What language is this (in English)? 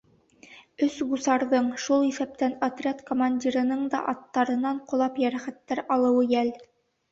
Bashkir